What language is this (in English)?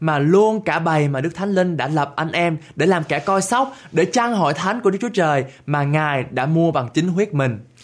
Vietnamese